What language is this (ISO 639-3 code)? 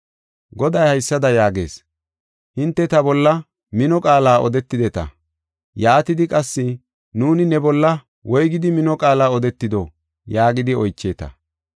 gof